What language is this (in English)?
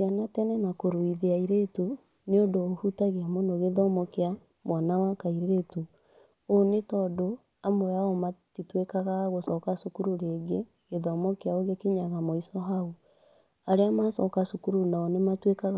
Kikuyu